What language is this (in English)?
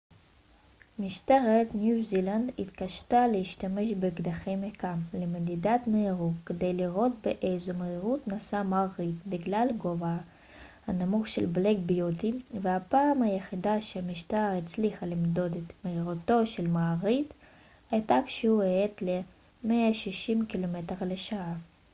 Hebrew